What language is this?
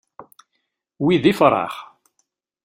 Kabyle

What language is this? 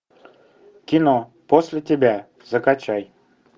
Russian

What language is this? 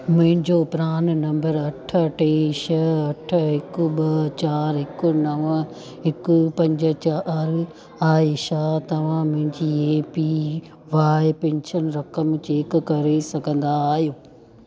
Sindhi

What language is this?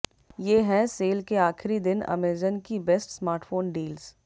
Hindi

